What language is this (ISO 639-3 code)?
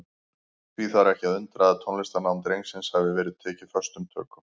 isl